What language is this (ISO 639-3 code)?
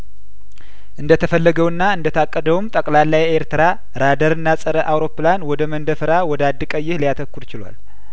amh